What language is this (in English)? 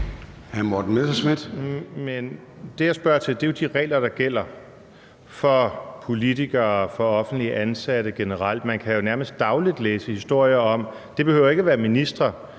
Danish